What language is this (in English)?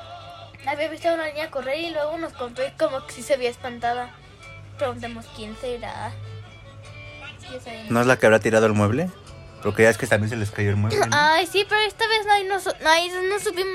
Spanish